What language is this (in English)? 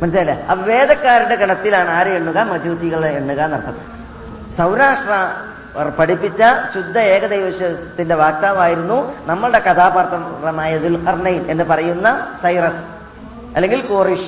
Malayalam